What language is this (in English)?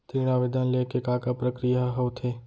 Chhattisgarhi